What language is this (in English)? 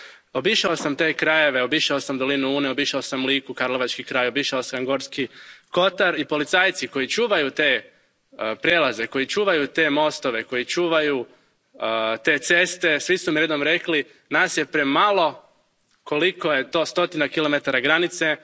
Croatian